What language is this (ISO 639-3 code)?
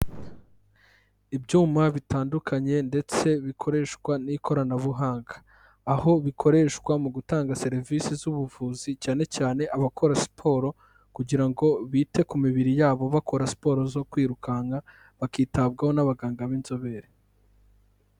kin